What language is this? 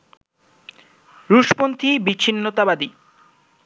Bangla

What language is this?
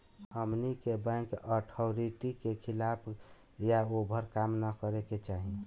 Bhojpuri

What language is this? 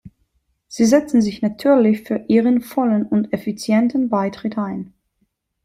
German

